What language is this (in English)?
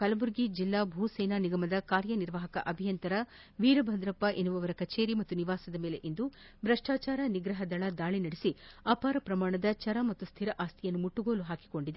Kannada